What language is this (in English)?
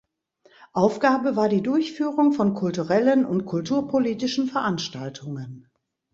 German